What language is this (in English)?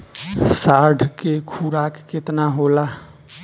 Bhojpuri